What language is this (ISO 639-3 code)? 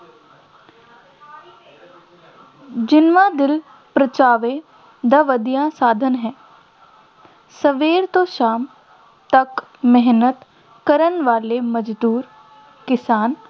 pan